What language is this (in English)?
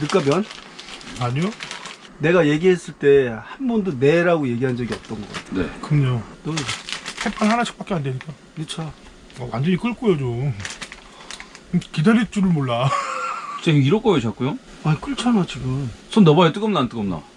Korean